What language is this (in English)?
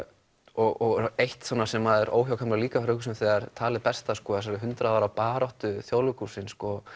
Icelandic